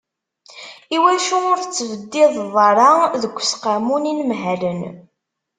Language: Kabyle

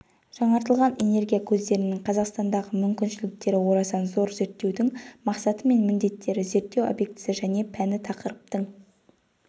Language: Kazakh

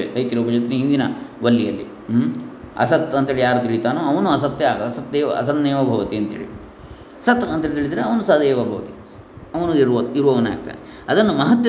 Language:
Kannada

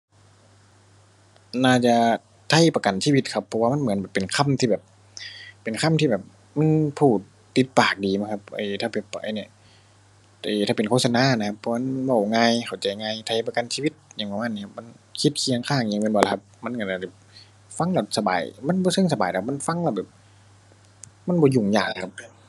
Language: Thai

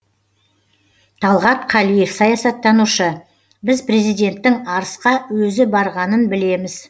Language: Kazakh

